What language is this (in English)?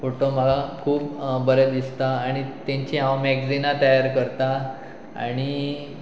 Konkani